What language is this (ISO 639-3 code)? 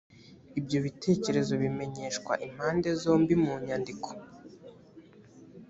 kin